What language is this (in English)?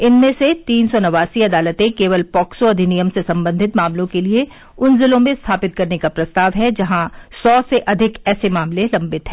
Hindi